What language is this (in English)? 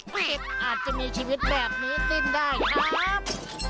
Thai